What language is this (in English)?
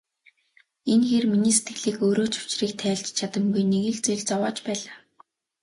Mongolian